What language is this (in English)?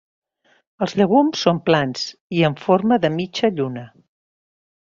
Catalan